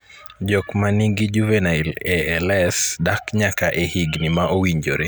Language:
Luo (Kenya and Tanzania)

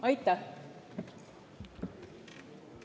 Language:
Estonian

